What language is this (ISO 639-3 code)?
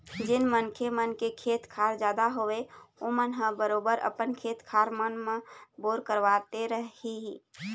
hne